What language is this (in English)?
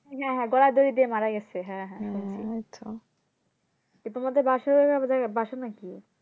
Bangla